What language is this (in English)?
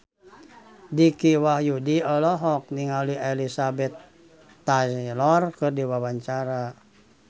Sundanese